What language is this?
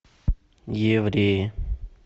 Russian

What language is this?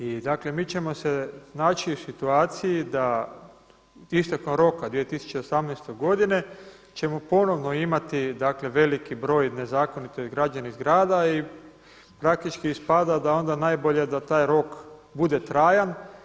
Croatian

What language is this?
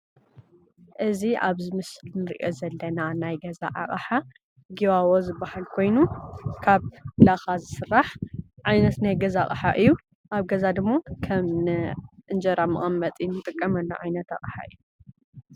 Tigrinya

